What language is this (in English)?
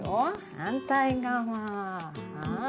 Japanese